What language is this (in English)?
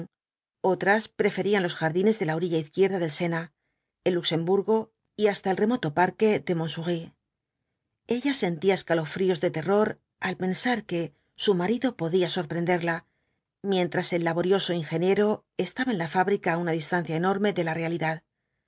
Spanish